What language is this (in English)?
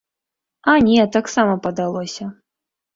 Belarusian